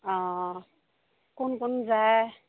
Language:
Assamese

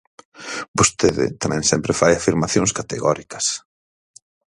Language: Galician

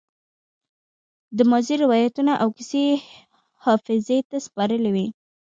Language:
Pashto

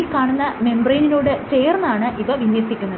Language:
Malayalam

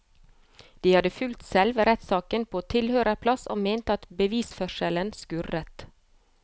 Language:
Norwegian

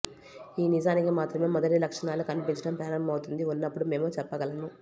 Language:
Telugu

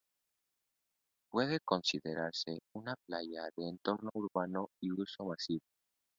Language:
Spanish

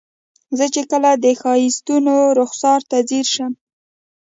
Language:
Pashto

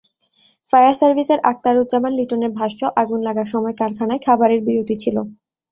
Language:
Bangla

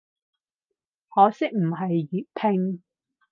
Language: Cantonese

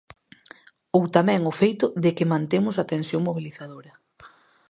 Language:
Galician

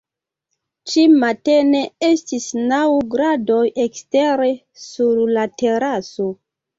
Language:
Esperanto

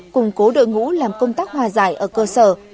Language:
Vietnamese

